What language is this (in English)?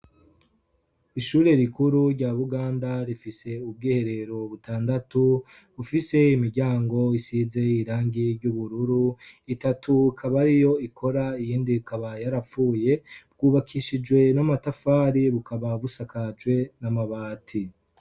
Rundi